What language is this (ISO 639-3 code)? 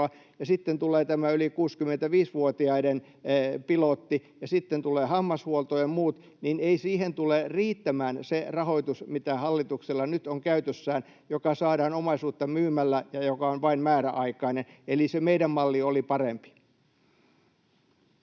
fin